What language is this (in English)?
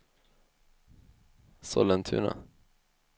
Swedish